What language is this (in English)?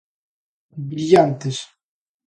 Galician